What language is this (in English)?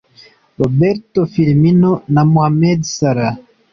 Kinyarwanda